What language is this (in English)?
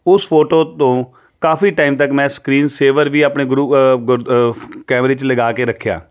Punjabi